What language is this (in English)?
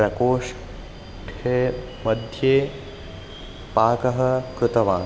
Sanskrit